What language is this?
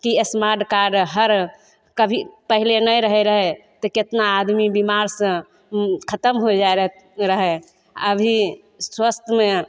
Maithili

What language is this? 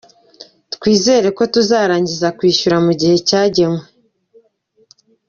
Kinyarwanda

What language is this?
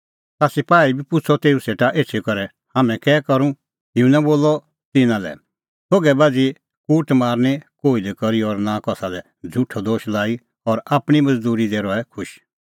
Kullu Pahari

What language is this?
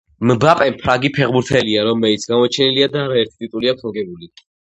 Georgian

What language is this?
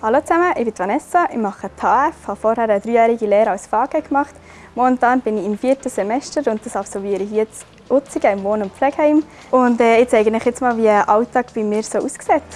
German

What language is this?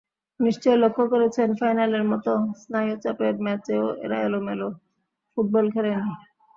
Bangla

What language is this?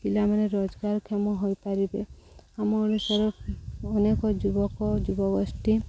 Odia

